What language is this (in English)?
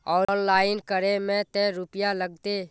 Magahi